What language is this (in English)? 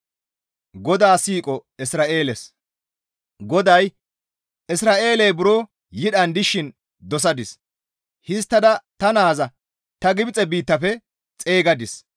Gamo